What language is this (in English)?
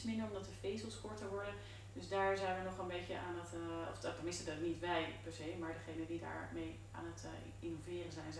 Dutch